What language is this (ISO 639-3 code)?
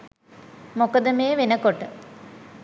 sin